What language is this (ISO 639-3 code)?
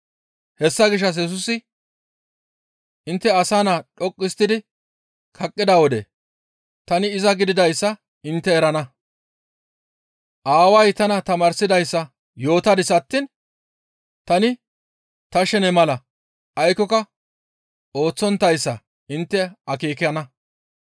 gmv